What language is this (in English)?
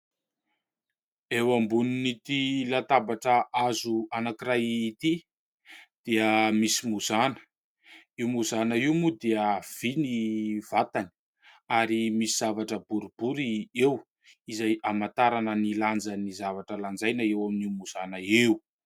Malagasy